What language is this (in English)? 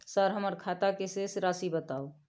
Maithili